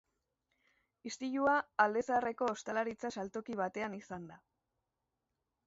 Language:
Basque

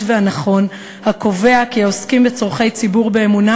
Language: Hebrew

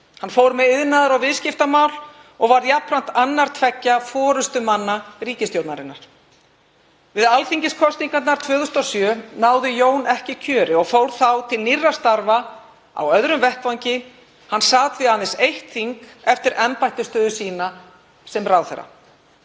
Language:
Icelandic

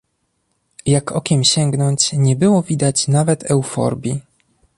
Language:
Polish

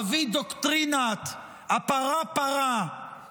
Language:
Hebrew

